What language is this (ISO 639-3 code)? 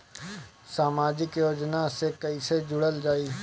bho